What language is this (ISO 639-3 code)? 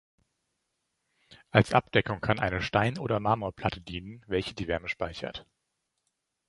deu